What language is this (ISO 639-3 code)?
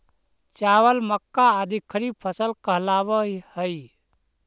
mag